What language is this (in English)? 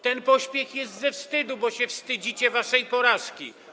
Polish